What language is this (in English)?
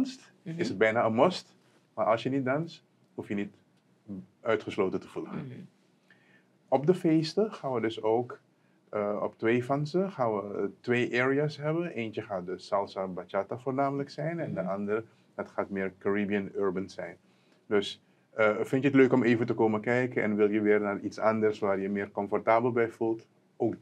Dutch